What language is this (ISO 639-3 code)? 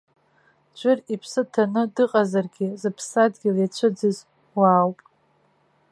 abk